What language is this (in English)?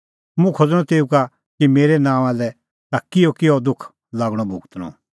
Kullu Pahari